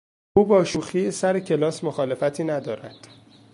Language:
Persian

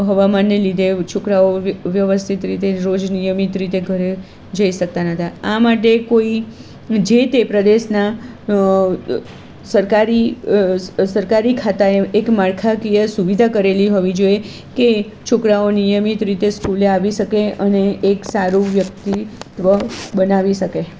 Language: Gujarati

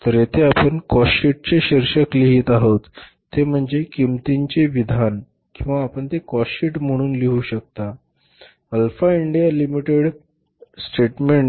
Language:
Marathi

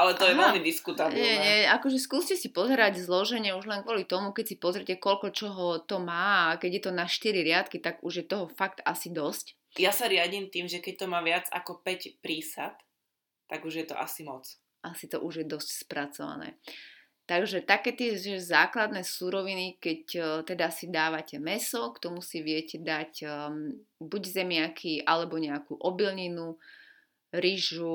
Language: Slovak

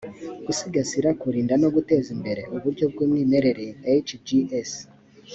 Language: Kinyarwanda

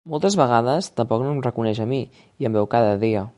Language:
Catalan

